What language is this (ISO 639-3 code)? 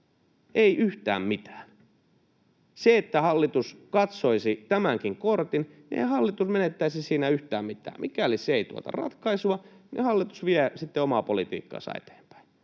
fin